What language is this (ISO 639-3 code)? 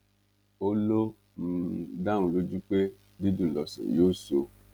yor